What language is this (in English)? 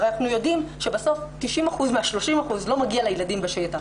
Hebrew